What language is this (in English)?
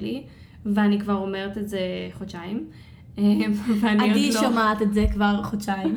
Hebrew